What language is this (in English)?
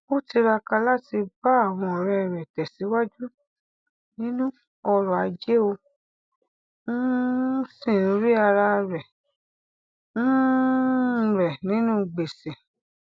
Yoruba